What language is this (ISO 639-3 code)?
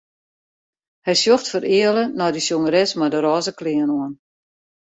fry